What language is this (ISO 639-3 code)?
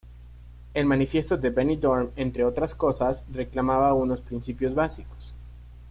spa